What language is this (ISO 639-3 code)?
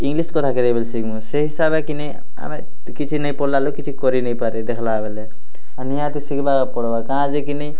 ori